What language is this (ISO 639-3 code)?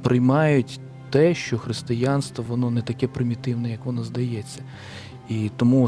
ukr